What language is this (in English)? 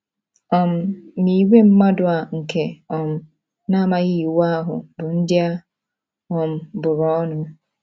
Igbo